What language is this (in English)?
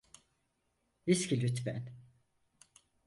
Turkish